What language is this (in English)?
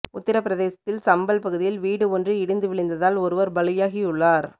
Tamil